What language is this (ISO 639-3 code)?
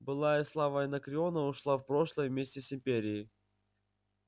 rus